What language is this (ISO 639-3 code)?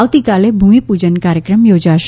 guj